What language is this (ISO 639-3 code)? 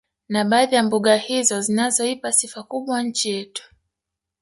swa